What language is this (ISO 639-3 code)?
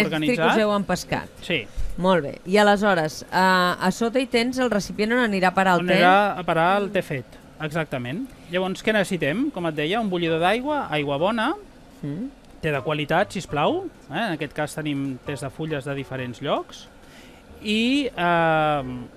spa